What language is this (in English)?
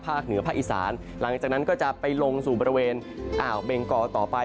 Thai